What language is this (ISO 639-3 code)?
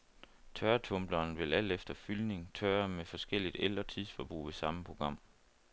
dan